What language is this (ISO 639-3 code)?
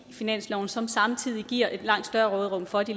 dan